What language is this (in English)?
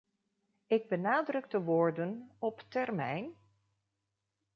Dutch